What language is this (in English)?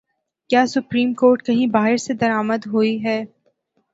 Urdu